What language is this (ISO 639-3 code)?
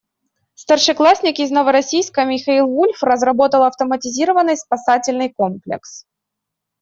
rus